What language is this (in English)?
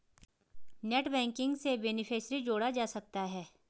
Hindi